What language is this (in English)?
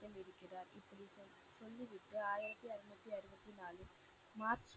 Tamil